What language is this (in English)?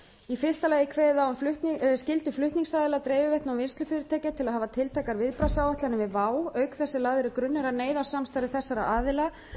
Icelandic